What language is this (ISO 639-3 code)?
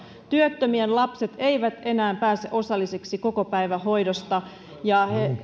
fin